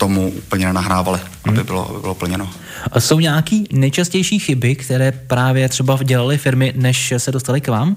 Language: Czech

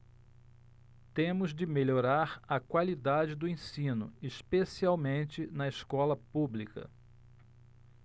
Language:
Portuguese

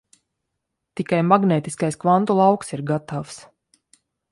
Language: Latvian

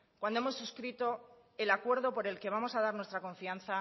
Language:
Spanish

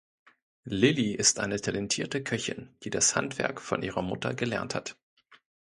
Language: German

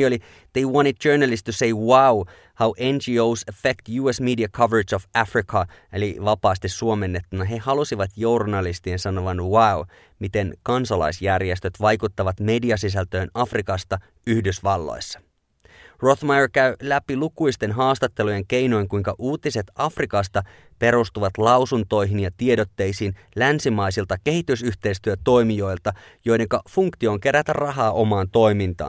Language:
Finnish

